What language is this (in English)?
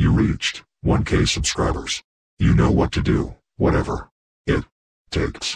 English